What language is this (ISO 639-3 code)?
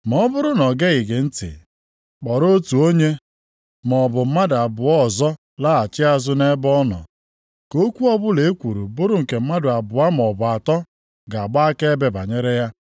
ibo